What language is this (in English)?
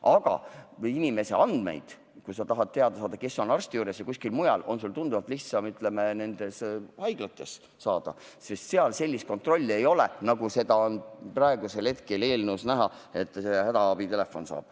Estonian